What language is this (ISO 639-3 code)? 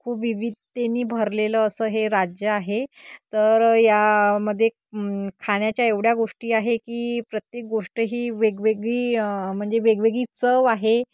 mar